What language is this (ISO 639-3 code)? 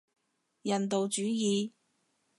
yue